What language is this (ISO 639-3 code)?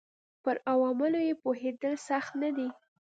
pus